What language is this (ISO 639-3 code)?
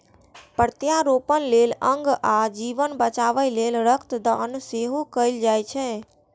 mai